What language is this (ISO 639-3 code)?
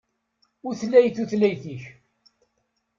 kab